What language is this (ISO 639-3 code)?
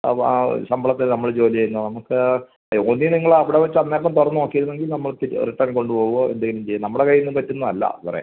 mal